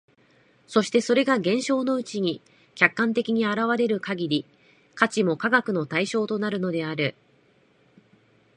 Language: Japanese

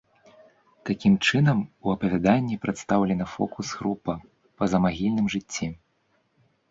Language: Belarusian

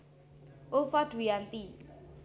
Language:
Javanese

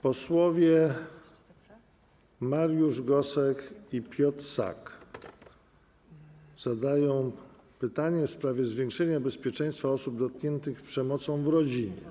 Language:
Polish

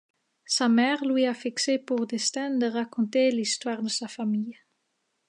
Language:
French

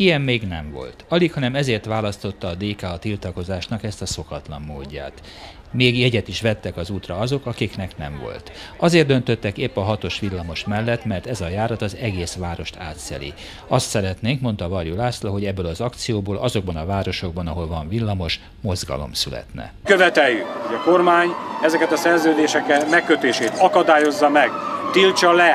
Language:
Hungarian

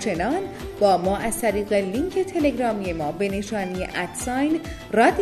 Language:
Persian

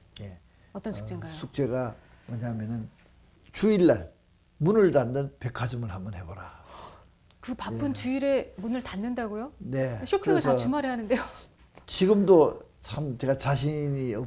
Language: Korean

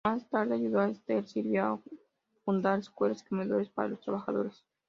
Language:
Spanish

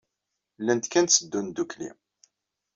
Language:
Kabyle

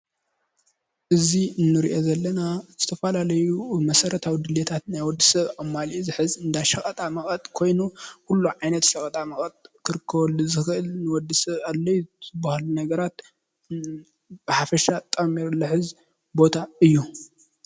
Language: Tigrinya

